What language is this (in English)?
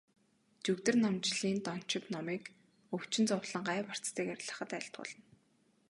Mongolian